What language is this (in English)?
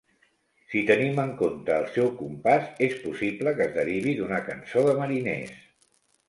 Catalan